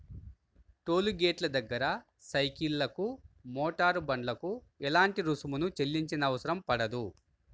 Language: Telugu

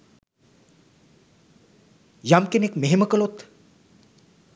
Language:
Sinhala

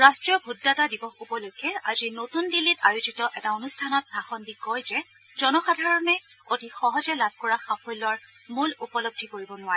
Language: Assamese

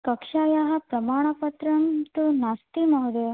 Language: Sanskrit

